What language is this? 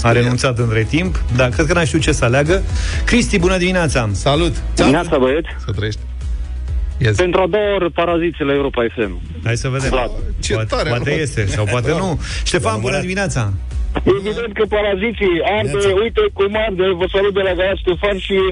Romanian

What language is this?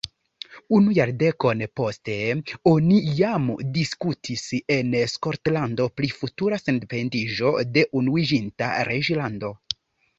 Esperanto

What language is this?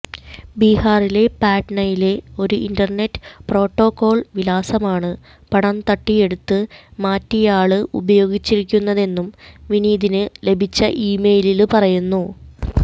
Malayalam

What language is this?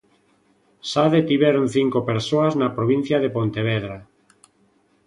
Galician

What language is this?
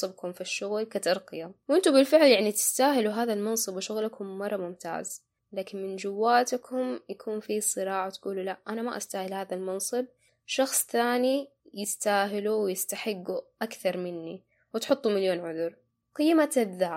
Arabic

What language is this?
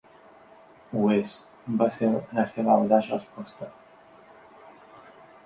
Catalan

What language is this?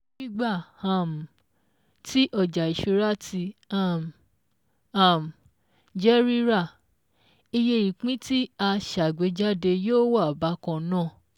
Yoruba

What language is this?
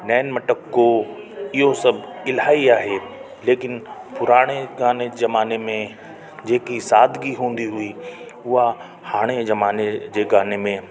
Sindhi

